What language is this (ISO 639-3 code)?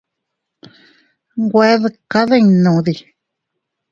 cut